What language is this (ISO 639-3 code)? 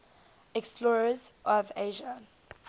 eng